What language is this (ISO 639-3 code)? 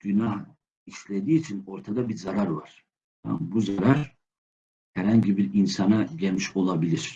tur